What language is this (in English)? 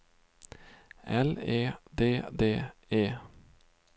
Swedish